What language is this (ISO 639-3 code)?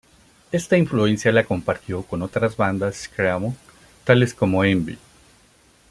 spa